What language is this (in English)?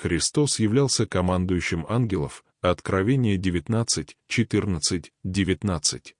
Russian